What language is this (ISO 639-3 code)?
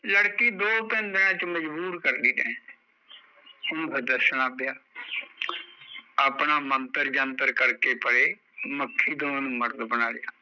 pan